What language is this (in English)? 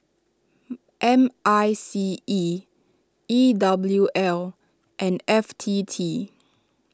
English